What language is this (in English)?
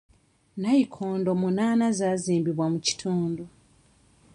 Ganda